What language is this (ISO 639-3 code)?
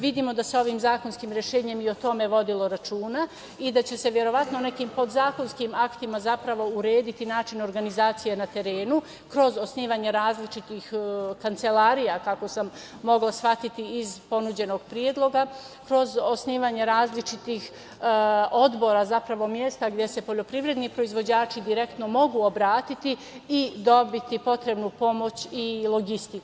srp